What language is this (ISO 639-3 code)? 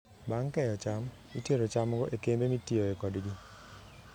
luo